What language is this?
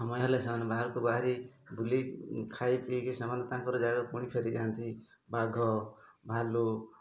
Odia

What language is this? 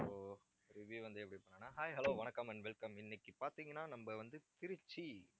Tamil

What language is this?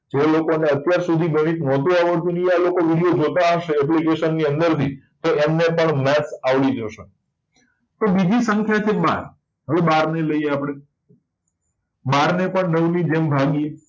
Gujarati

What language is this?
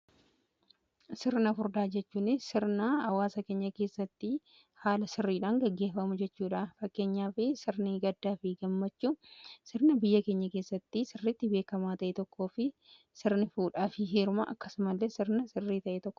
Oromo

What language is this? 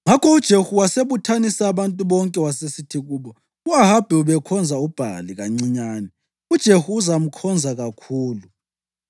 North Ndebele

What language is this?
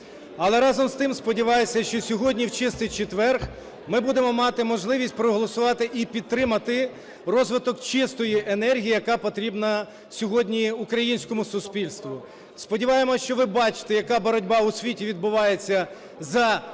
Ukrainian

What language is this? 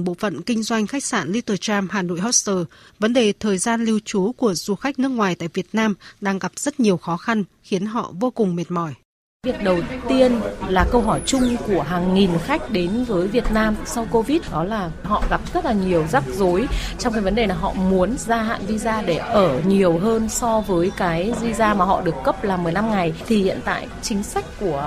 Vietnamese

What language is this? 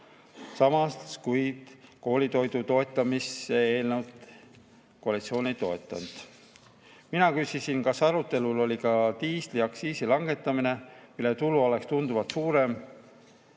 Estonian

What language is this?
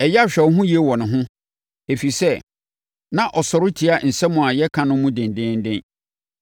Akan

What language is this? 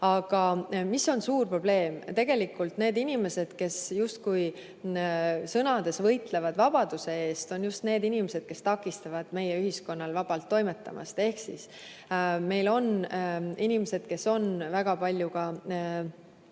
Estonian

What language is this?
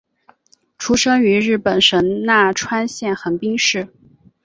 Chinese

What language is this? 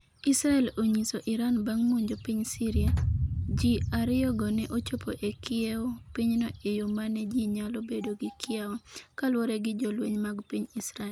Luo (Kenya and Tanzania)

